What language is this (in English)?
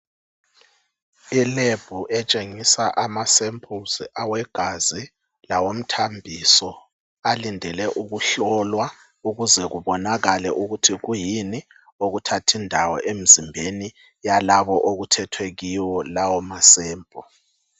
North Ndebele